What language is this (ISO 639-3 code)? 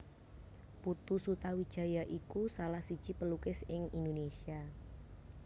jav